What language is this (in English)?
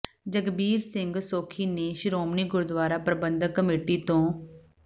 Punjabi